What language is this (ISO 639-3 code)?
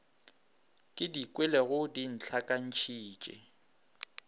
nso